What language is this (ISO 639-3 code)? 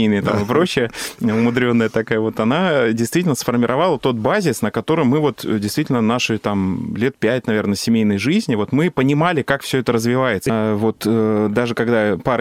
rus